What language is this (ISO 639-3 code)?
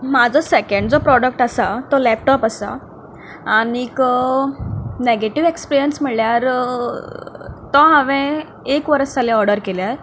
kok